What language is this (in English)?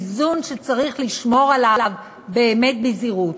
Hebrew